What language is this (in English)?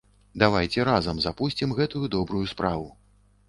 Belarusian